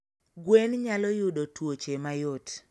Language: Luo (Kenya and Tanzania)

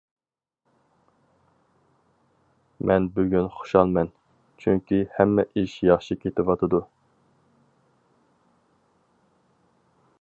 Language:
Uyghur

